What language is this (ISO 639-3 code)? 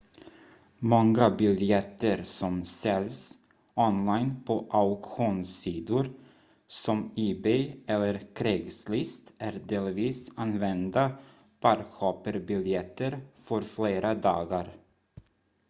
swe